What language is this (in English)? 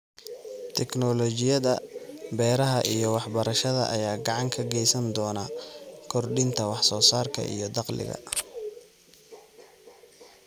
Somali